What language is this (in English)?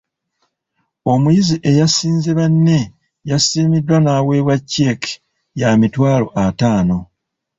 Ganda